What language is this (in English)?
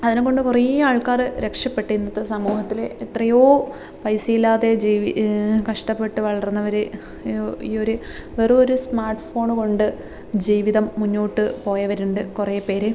Malayalam